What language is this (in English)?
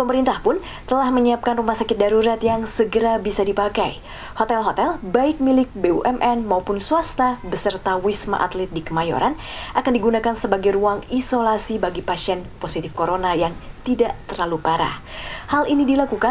Indonesian